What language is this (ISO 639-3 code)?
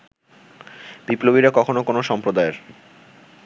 ben